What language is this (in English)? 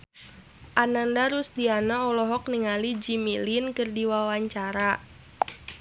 Sundanese